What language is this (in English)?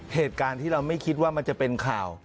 Thai